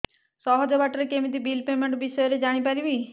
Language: Odia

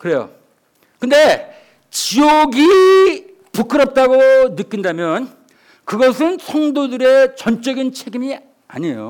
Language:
Korean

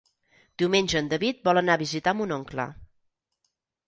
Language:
Catalan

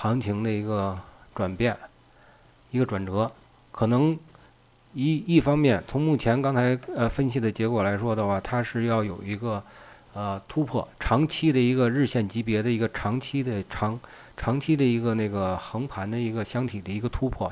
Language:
Chinese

